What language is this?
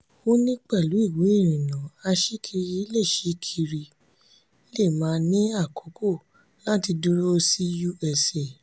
Yoruba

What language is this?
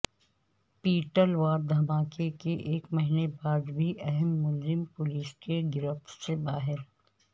Urdu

